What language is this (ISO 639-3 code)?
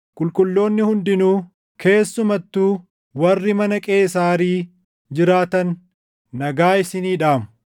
orm